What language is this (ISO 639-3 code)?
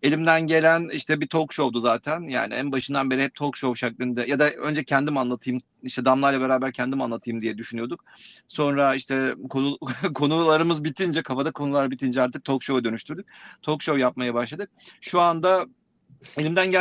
tur